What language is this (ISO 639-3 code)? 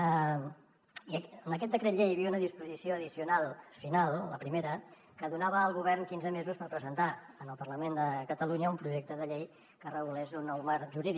cat